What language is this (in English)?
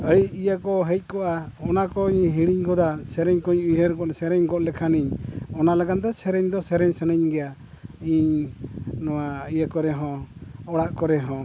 Santali